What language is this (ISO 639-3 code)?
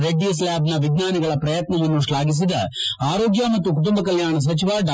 kan